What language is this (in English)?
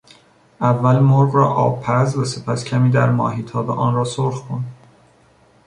Persian